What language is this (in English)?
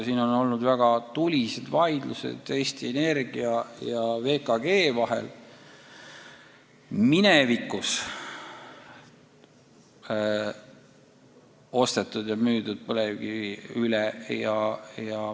Estonian